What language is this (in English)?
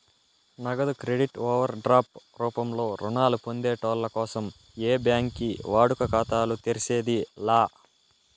Telugu